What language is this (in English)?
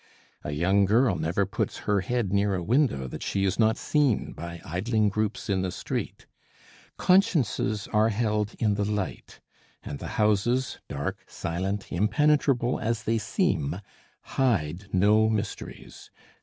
English